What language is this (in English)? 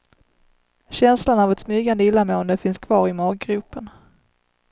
Swedish